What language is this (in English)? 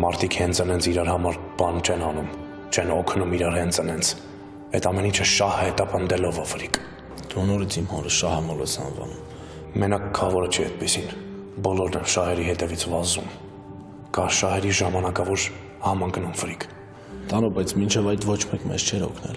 Romanian